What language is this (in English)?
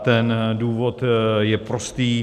Czech